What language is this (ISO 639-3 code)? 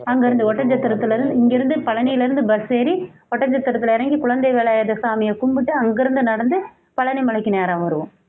tam